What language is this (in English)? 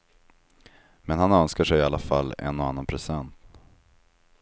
Swedish